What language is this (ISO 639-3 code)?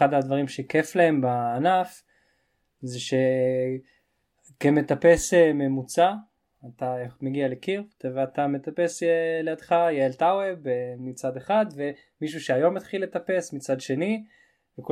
heb